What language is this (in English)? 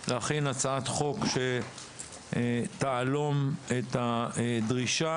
Hebrew